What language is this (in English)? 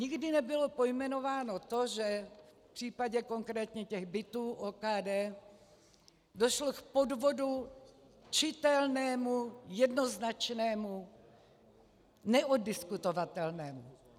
Czech